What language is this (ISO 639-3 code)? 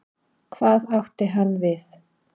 isl